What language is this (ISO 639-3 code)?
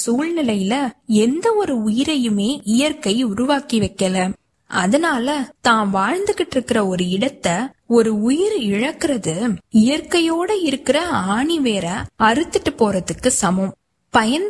tam